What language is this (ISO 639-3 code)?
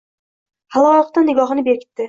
uzb